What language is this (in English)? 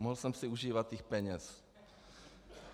Czech